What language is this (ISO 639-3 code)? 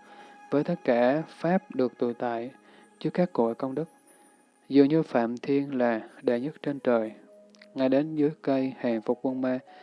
vie